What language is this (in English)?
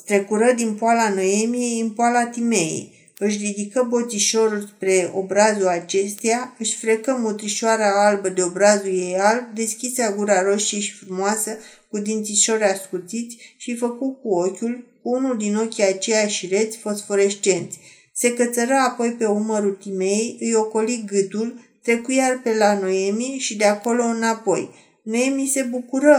Romanian